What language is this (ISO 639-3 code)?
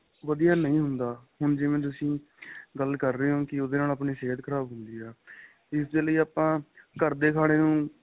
pan